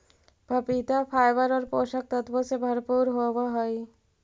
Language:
Magahi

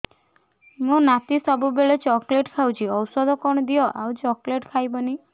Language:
Odia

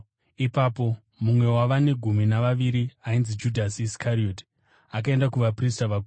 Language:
Shona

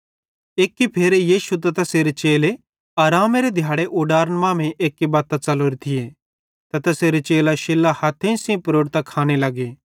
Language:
Bhadrawahi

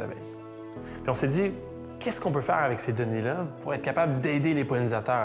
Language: French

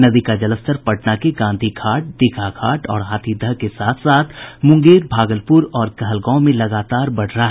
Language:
Hindi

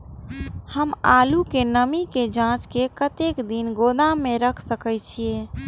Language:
Maithili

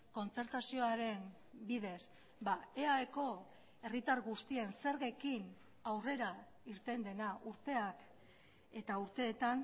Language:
Basque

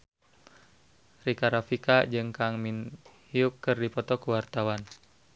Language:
Sundanese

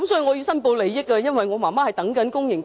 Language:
Cantonese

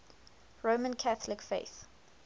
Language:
English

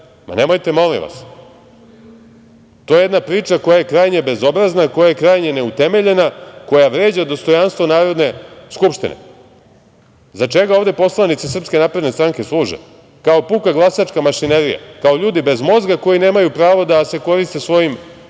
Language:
Serbian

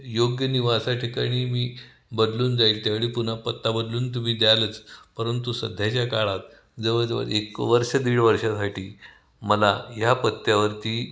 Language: Marathi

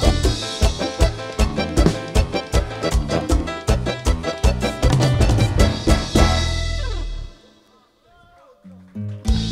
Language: Spanish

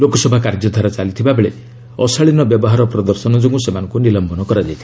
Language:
Odia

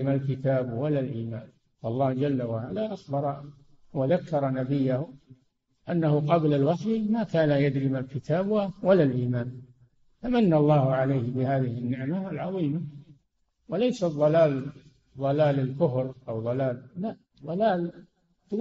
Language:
Arabic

